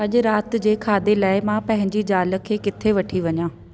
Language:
Sindhi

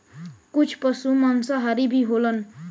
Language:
Bhojpuri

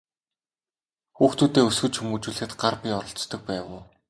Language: Mongolian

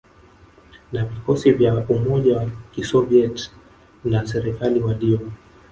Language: Swahili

